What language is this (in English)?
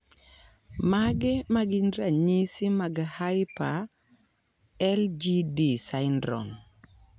Luo (Kenya and Tanzania)